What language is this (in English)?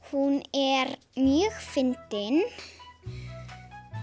Icelandic